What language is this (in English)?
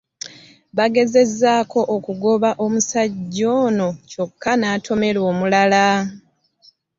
Ganda